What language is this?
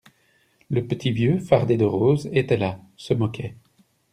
French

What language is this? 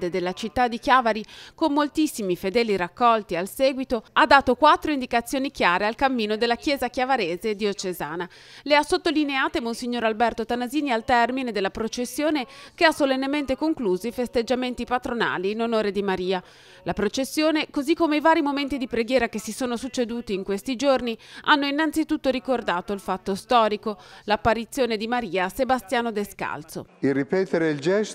Italian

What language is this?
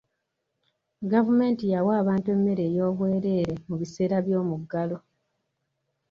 Ganda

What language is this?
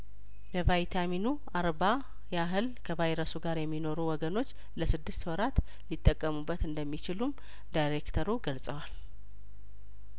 Amharic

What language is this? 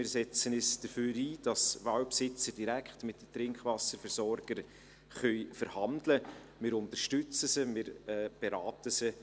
Swiss German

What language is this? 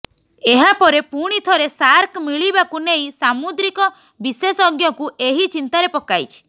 Odia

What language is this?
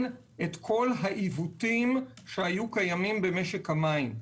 Hebrew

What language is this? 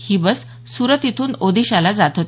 Marathi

